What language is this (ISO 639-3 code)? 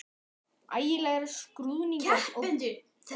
isl